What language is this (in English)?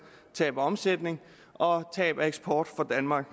Danish